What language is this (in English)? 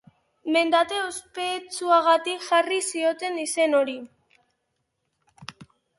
Basque